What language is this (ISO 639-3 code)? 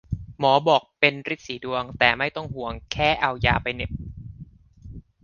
tha